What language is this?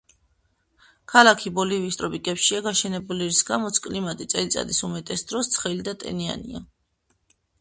Georgian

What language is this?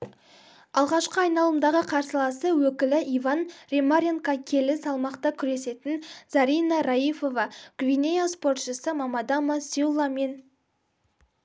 Kazakh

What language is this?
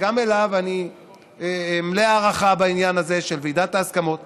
Hebrew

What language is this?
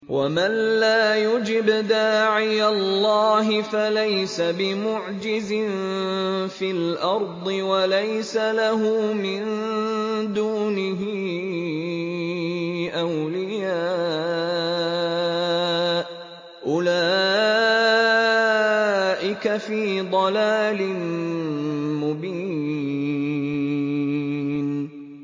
Arabic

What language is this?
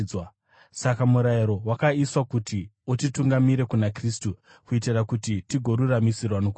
Shona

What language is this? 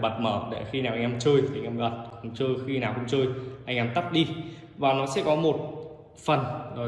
Vietnamese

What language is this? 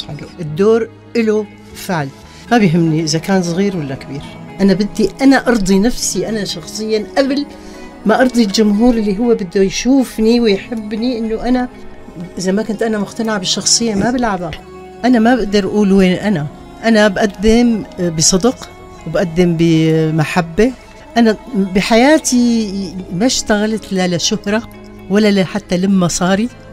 Arabic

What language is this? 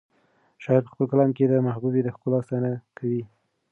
Pashto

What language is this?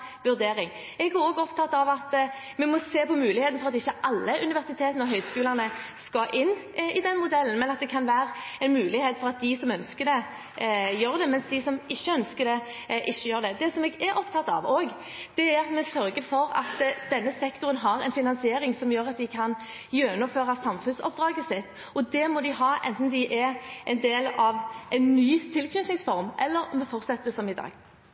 Norwegian Bokmål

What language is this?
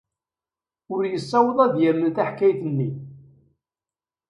Kabyle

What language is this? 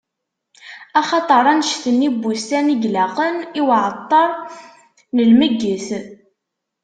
Kabyle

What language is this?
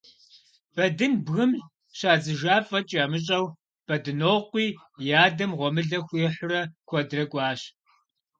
Kabardian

